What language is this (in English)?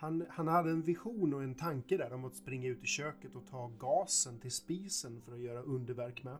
Swedish